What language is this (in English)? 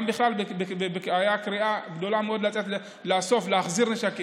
Hebrew